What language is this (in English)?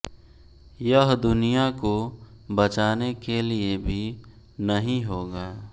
Hindi